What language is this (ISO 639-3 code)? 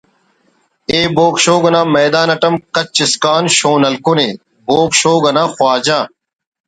brh